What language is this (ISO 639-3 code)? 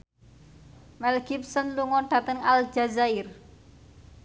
jav